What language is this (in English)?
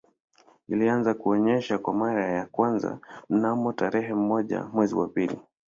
Swahili